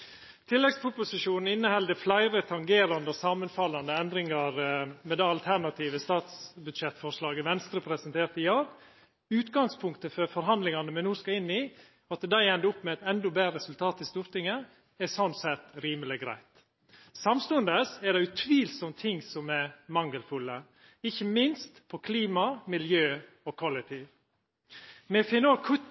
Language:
Norwegian Nynorsk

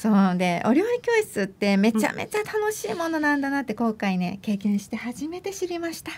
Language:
Japanese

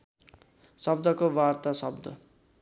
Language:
Nepali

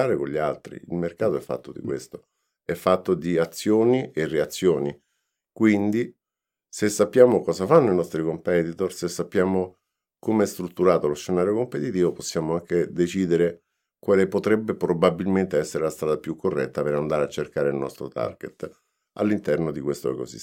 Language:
Italian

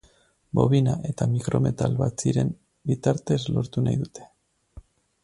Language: Basque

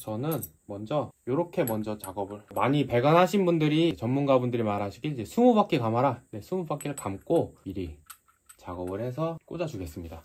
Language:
Korean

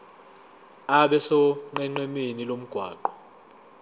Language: Zulu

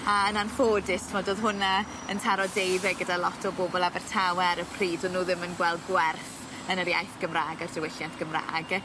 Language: Welsh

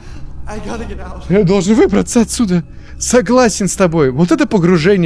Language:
Russian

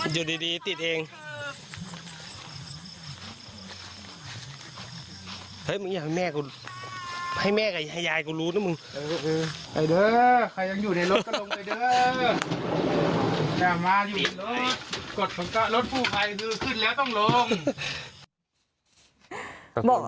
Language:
Thai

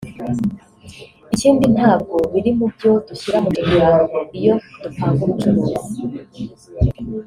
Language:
Kinyarwanda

